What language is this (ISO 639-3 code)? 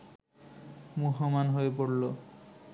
ben